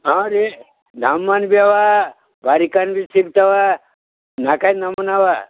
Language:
Kannada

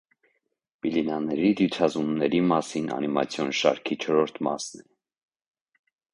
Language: Armenian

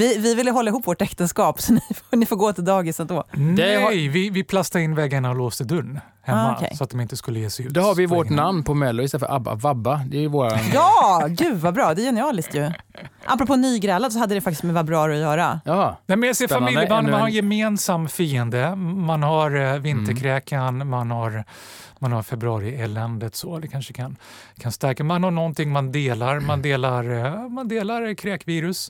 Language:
Swedish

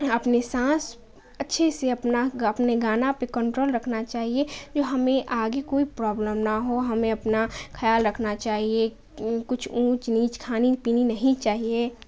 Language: Urdu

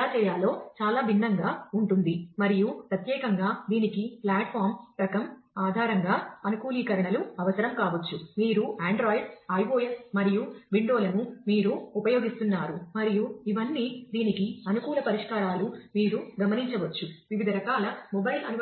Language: Telugu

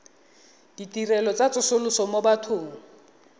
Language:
Tswana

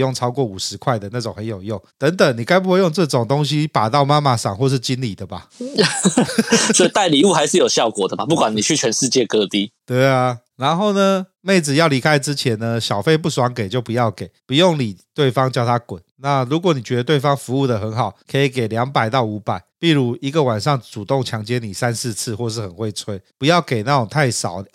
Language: Chinese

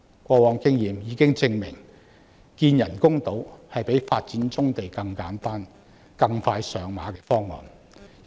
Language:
Cantonese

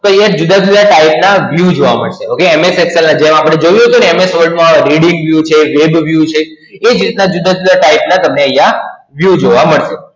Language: Gujarati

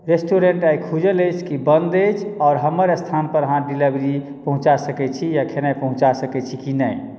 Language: Maithili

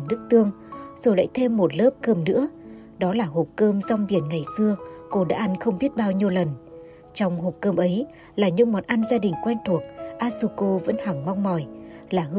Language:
Vietnamese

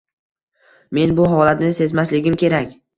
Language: Uzbek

